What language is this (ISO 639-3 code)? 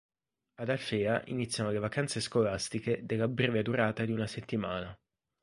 ita